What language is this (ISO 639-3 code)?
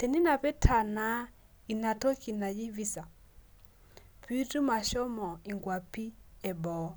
mas